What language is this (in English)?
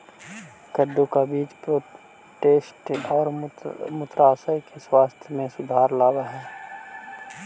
Magahi